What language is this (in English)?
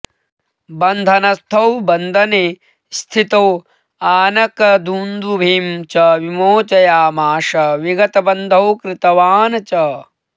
Sanskrit